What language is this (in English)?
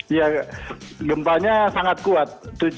Indonesian